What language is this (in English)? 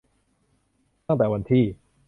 Thai